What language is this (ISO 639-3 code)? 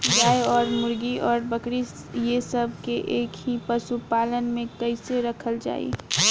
bho